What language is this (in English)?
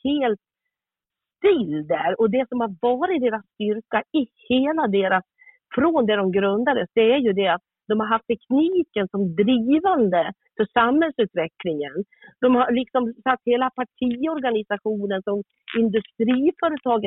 Swedish